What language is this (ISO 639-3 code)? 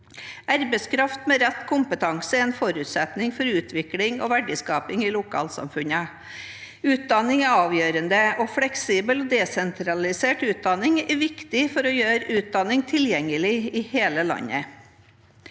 nor